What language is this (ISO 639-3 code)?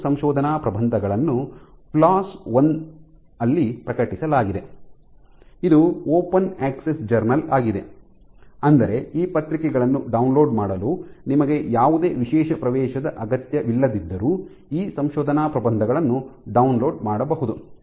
kan